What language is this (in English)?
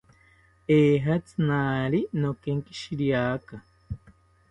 South Ucayali Ashéninka